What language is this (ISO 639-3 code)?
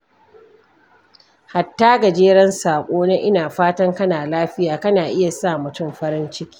hau